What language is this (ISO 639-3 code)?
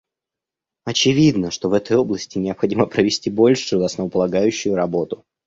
rus